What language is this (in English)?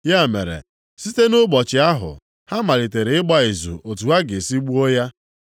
Igbo